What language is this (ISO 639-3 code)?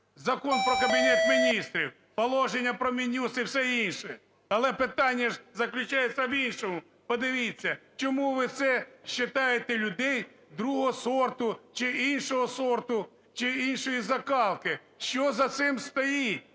ukr